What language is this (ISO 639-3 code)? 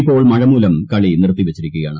mal